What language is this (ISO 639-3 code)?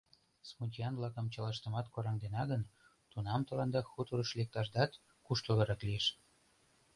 chm